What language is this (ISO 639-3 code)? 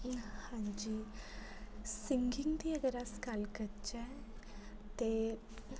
doi